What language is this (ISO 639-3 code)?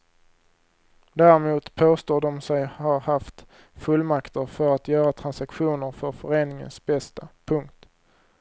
swe